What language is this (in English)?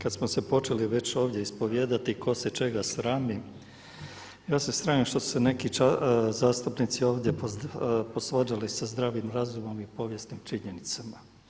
Croatian